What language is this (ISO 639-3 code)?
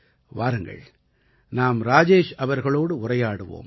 tam